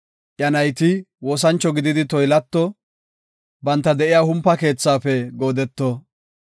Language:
Gofa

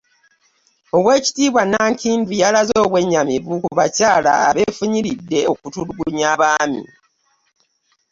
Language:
Ganda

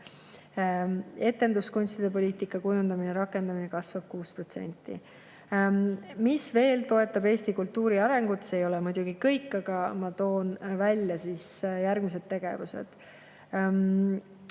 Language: Estonian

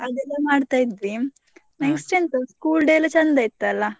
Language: Kannada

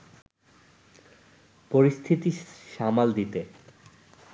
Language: Bangla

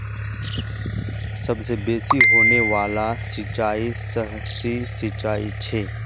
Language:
Magahi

